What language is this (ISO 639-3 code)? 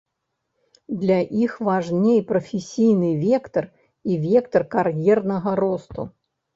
bel